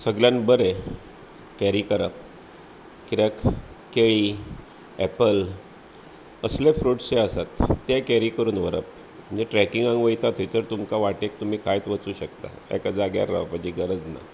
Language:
Konkani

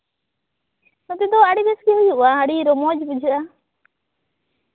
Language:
Santali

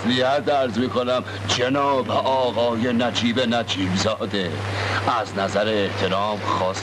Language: Persian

